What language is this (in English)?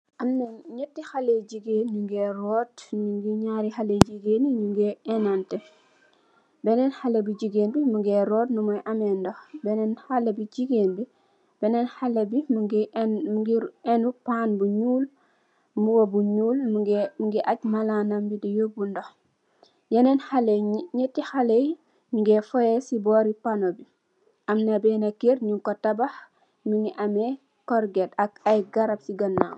Wolof